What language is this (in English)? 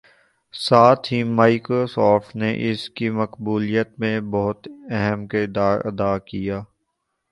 Urdu